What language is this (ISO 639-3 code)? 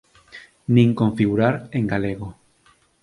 glg